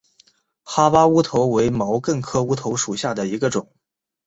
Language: Chinese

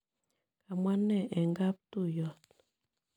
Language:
Kalenjin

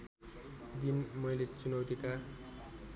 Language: Nepali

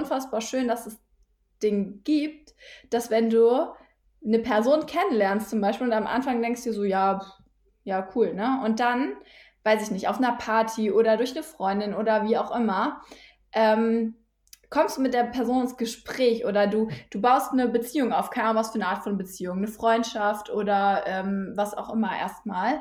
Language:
German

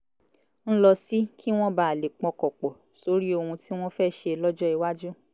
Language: Yoruba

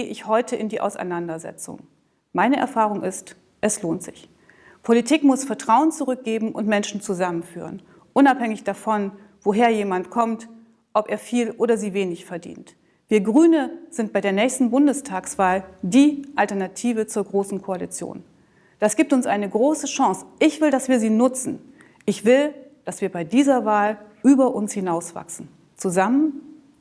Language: German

